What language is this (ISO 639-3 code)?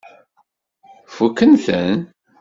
kab